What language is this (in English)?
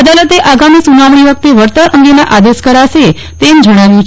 Gujarati